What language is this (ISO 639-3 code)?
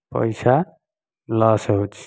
ori